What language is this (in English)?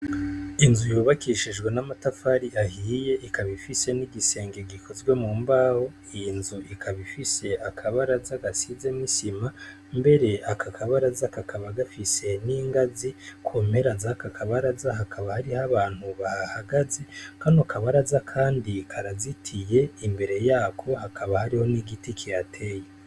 Rundi